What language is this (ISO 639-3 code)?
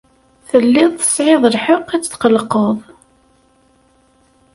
kab